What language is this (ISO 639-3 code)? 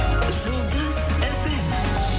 kaz